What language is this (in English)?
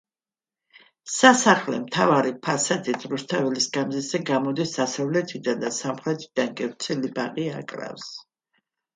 Georgian